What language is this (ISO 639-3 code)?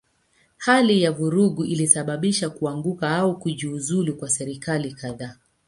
swa